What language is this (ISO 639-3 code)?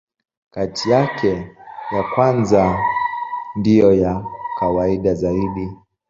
swa